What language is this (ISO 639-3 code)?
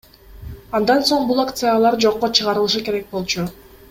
kir